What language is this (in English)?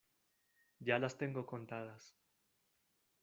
Spanish